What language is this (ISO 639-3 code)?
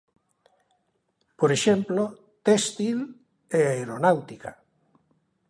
glg